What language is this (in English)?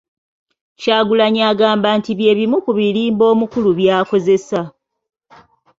Ganda